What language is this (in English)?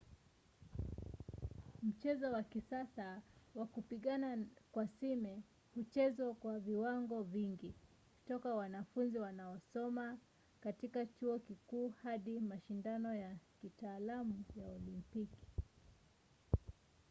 Swahili